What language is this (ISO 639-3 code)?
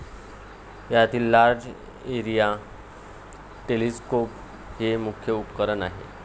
mar